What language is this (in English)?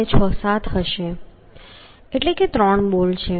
Gujarati